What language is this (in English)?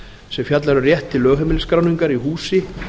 Icelandic